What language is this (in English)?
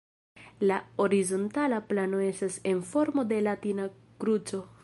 Esperanto